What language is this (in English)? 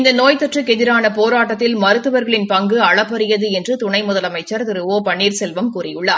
Tamil